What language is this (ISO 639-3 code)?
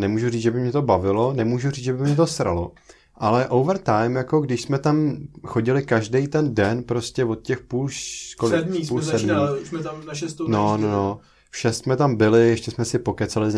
ces